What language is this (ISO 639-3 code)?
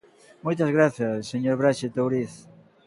glg